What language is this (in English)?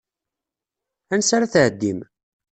Kabyle